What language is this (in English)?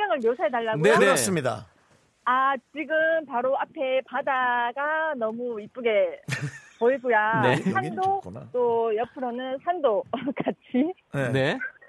Korean